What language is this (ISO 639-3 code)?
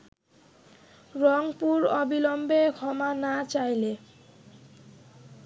ben